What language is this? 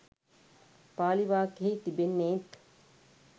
Sinhala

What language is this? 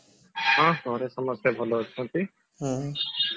Odia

